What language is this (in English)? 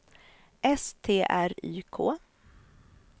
Swedish